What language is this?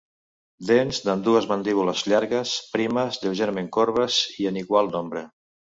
Catalan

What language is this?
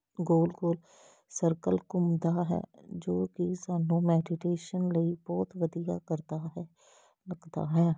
Punjabi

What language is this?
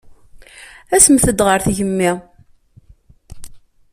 Kabyle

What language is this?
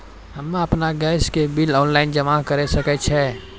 Maithili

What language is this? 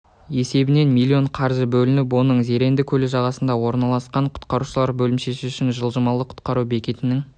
Kazakh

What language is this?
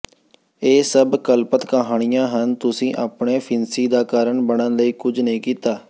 Punjabi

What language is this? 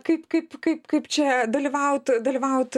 Lithuanian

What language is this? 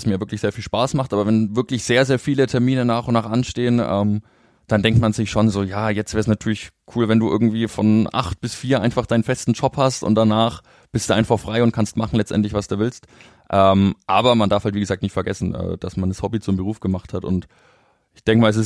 German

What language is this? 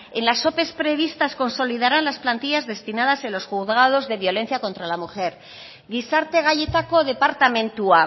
Spanish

